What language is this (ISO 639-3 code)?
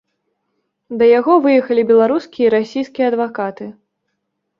bel